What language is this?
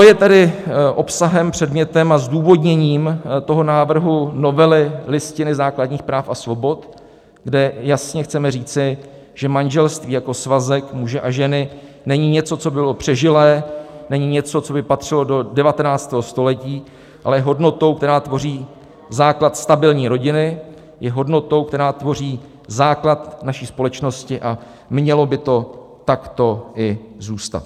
Czech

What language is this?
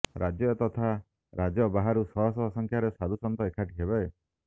Odia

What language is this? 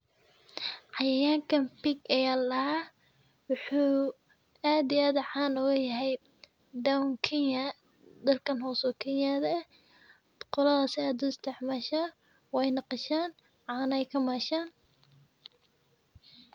Somali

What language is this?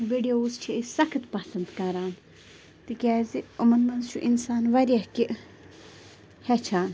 Kashmiri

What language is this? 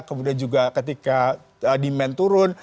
Indonesian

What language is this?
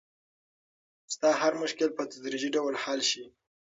Pashto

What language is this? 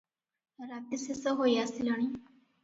Odia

